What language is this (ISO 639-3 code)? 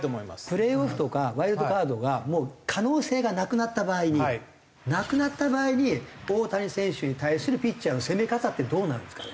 jpn